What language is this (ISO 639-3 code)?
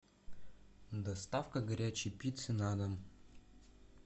rus